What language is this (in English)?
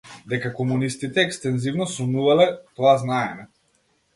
Macedonian